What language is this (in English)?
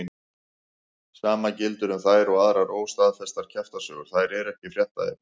Icelandic